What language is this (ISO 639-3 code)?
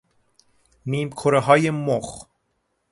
fas